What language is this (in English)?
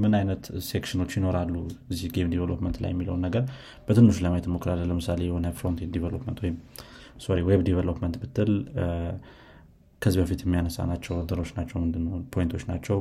Amharic